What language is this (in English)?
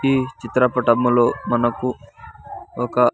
Telugu